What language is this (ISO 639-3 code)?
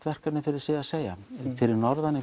isl